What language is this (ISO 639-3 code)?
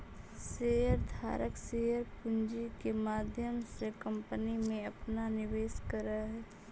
mag